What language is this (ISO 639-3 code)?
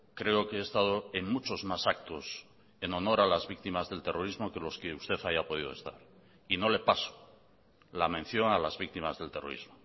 spa